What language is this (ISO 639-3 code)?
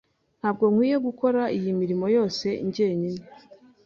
kin